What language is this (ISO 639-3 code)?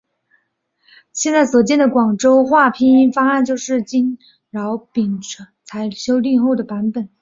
zho